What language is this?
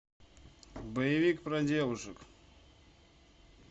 Russian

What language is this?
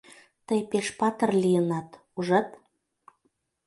Mari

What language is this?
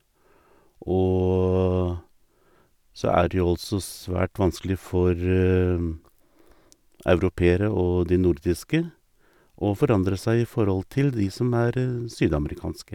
Norwegian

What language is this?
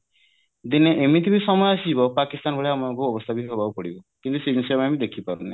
Odia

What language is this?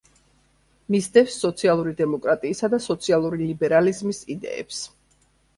Georgian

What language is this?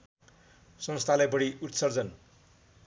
Nepali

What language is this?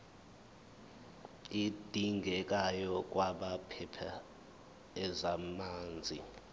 Zulu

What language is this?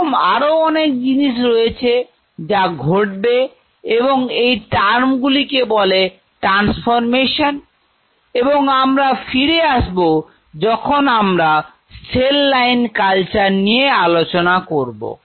Bangla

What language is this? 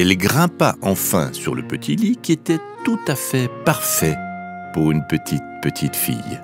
French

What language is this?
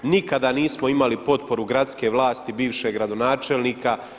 Croatian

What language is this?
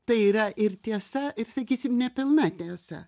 Lithuanian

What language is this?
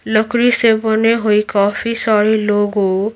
Hindi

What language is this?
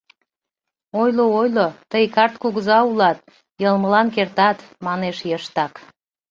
Mari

